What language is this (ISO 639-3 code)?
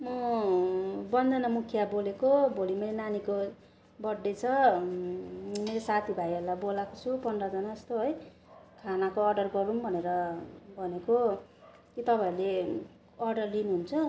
nep